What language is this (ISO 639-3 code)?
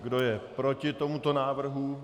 ces